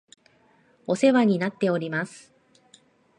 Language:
Japanese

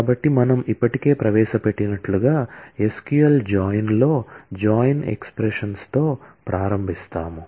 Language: Telugu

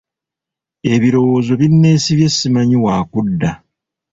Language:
Ganda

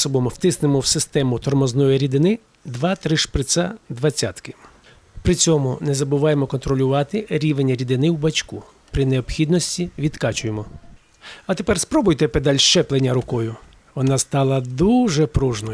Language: Ukrainian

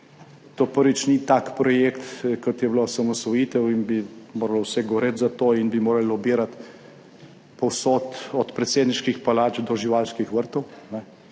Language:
Slovenian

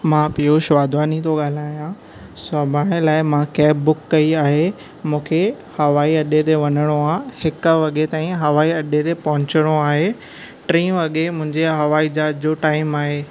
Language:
Sindhi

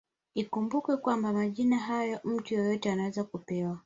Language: Swahili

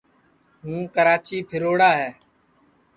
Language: Sansi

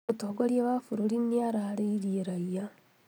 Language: Kikuyu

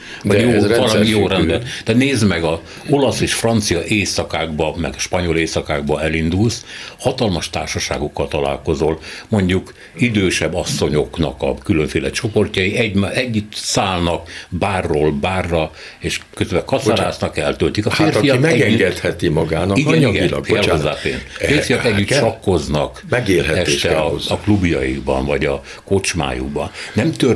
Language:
Hungarian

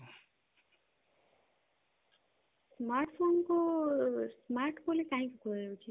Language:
Odia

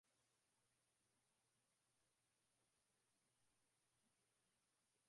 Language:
Swahili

